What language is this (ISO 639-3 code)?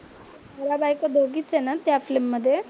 mar